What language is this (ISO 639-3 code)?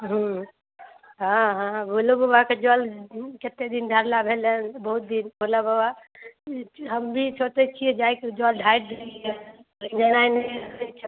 mai